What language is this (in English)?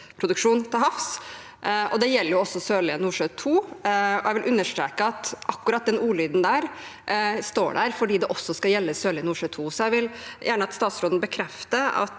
Norwegian